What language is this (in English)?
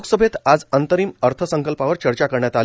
Marathi